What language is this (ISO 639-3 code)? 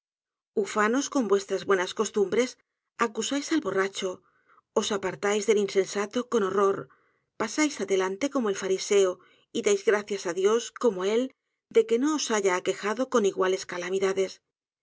spa